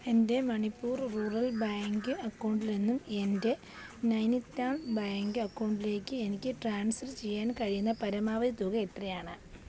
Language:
Malayalam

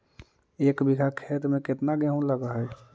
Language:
Magahi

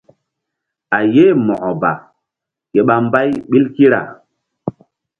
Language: Mbum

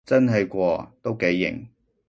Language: Cantonese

